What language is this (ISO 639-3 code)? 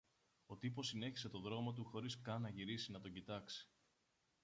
ell